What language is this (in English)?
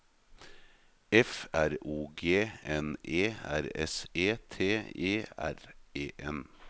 Norwegian